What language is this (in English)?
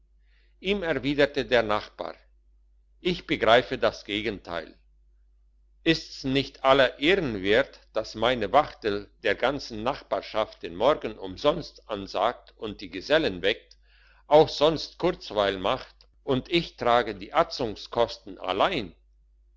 German